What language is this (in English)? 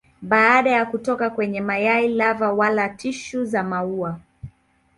Swahili